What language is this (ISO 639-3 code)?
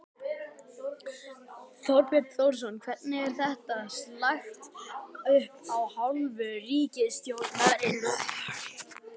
isl